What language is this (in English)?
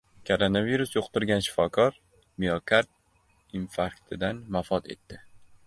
Uzbek